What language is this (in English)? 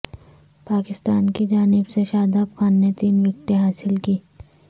Urdu